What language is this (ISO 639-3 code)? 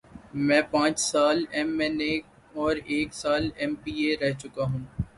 urd